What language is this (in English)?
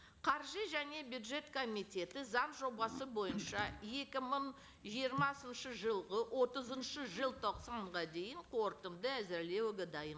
Kazakh